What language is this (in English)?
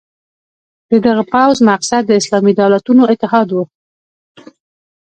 Pashto